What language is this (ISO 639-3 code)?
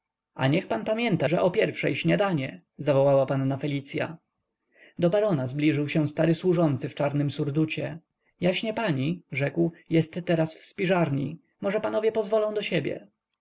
pol